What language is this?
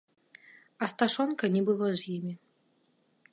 Belarusian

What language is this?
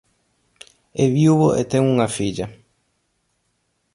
Galician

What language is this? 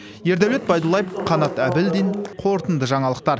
Kazakh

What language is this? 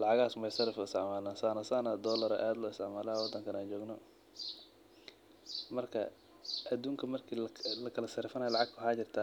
Somali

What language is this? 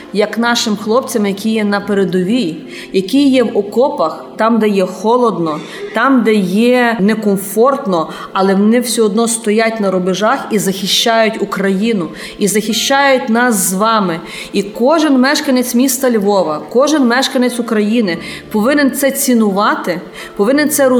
Ukrainian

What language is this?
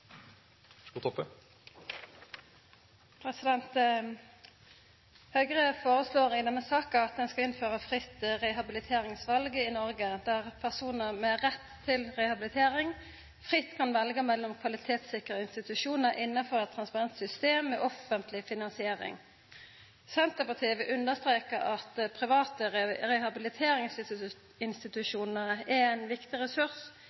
Norwegian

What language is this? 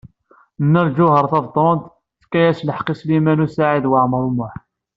Kabyle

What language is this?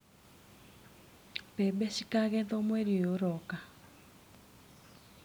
Kikuyu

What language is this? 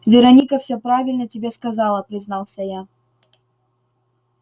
Russian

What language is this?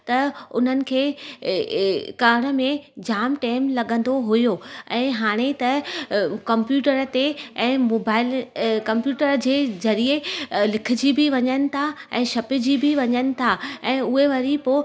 Sindhi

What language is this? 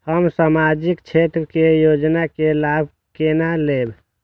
Maithili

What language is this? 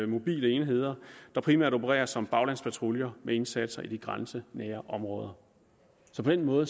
Danish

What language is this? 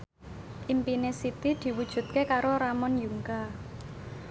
Javanese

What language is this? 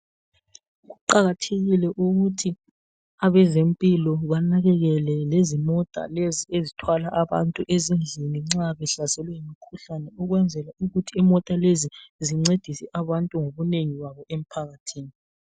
North Ndebele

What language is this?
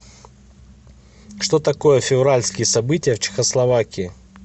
Russian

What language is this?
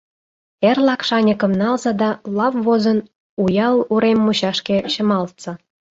Mari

